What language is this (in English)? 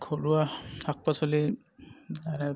Assamese